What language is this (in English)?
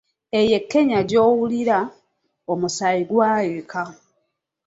Ganda